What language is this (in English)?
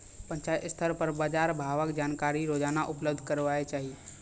Maithili